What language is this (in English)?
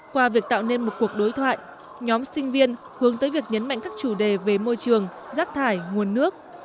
Vietnamese